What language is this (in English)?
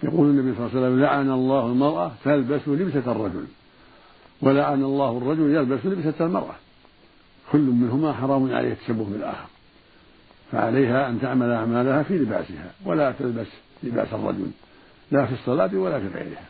Arabic